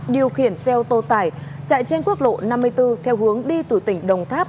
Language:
Vietnamese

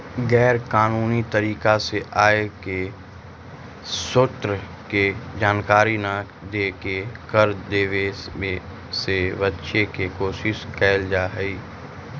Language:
Magahi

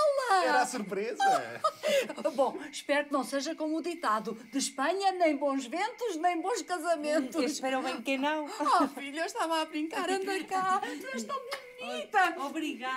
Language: Portuguese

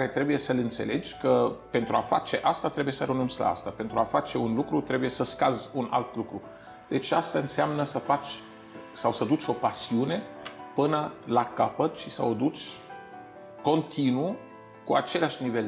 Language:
Romanian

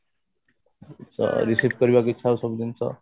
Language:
Odia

